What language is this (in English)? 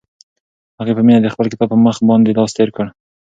Pashto